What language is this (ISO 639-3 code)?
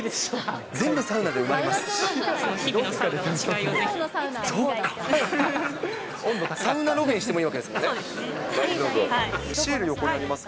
jpn